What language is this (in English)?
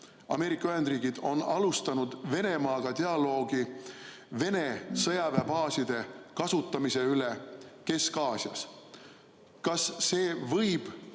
Estonian